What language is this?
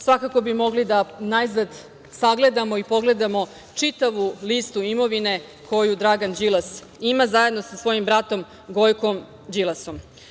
Serbian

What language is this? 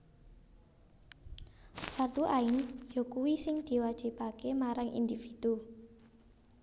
Javanese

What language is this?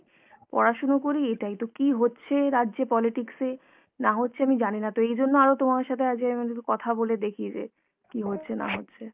Bangla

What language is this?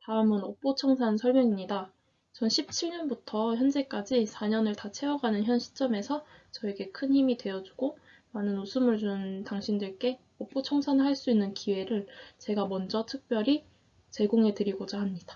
Korean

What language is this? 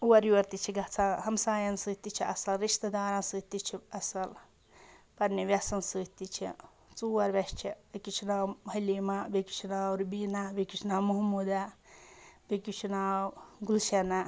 Kashmiri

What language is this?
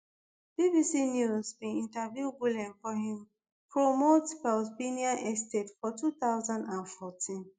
Nigerian Pidgin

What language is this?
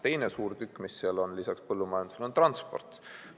Estonian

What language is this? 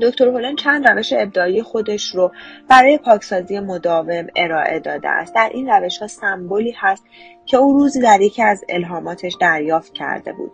Persian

